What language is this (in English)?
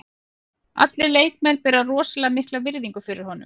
Icelandic